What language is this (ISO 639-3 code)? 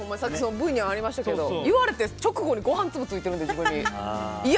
jpn